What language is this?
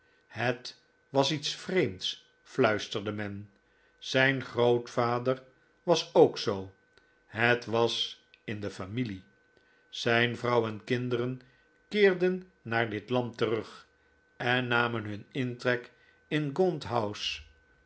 Dutch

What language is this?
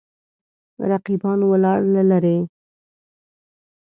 Pashto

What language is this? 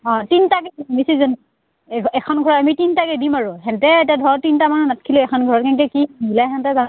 Assamese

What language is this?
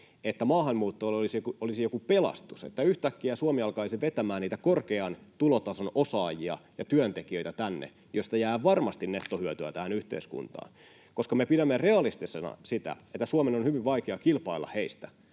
Finnish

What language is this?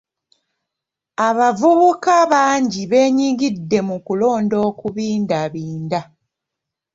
Ganda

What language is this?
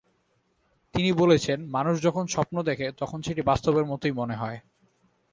Bangla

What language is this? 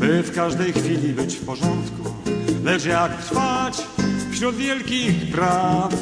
Polish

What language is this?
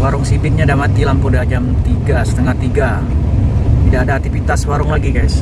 Indonesian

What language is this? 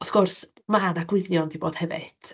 Welsh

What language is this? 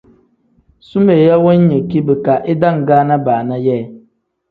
Tem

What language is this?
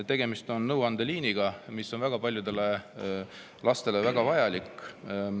Estonian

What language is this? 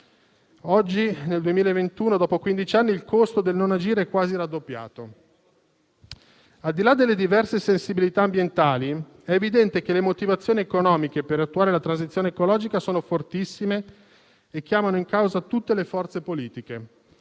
Italian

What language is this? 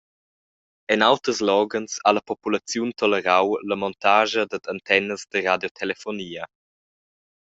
Romansh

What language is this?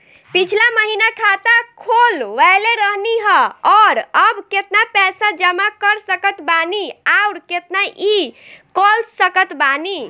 Bhojpuri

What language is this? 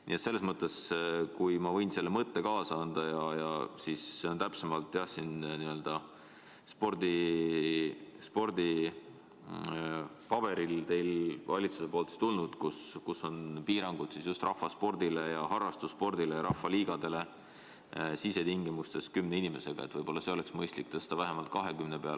Estonian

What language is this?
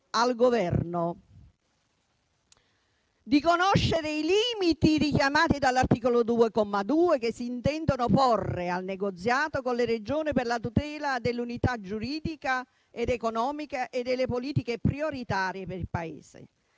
Italian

